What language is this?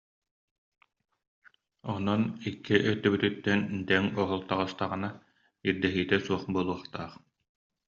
Yakut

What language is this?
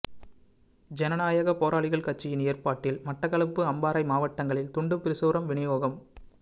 Tamil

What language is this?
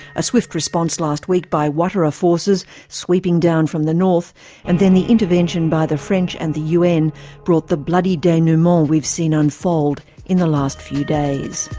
English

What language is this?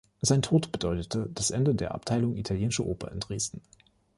German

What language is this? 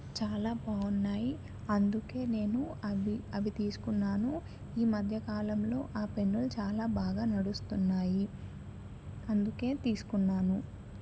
Telugu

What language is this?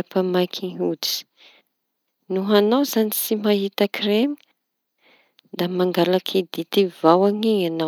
Tanosy Malagasy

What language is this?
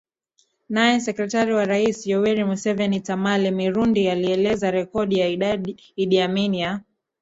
Swahili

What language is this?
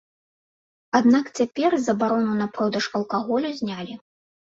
Belarusian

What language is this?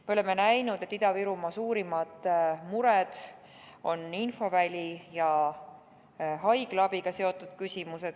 Estonian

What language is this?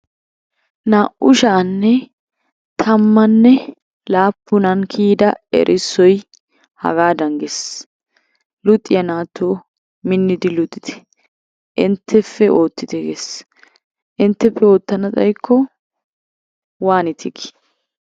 Wolaytta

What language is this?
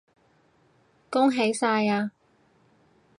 Cantonese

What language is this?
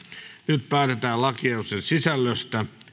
Finnish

